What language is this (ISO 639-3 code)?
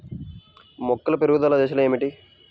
tel